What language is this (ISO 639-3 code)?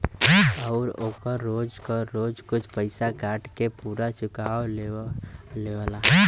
bho